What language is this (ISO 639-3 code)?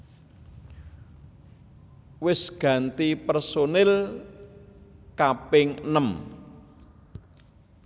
jav